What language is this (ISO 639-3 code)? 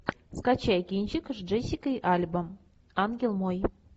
rus